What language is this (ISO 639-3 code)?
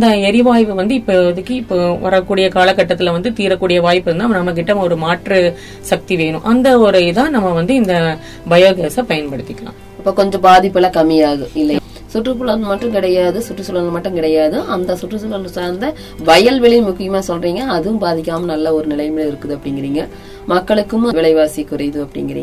tam